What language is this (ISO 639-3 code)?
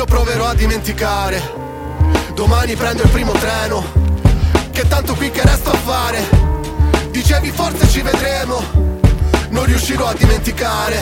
ita